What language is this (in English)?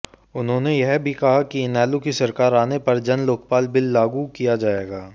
Hindi